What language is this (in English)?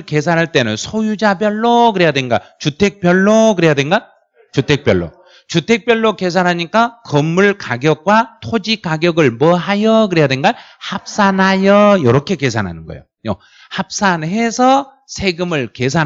Korean